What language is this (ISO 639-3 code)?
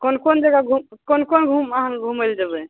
mai